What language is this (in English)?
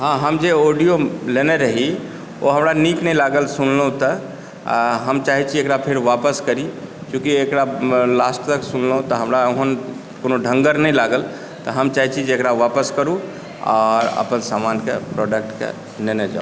Maithili